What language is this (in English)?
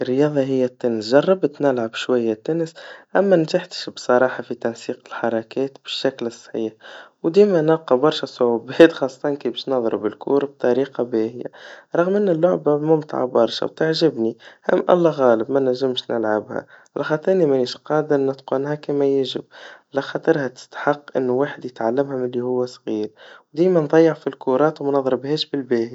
Tunisian Arabic